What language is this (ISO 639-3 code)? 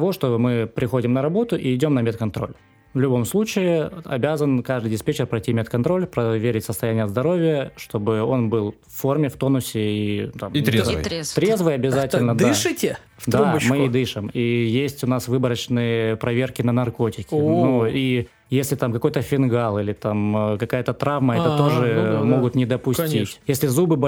rus